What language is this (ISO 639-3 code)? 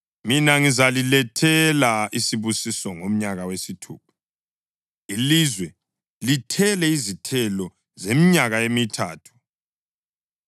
nde